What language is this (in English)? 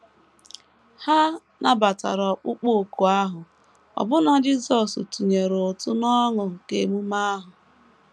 Igbo